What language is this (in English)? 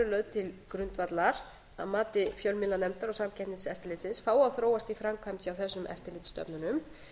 Icelandic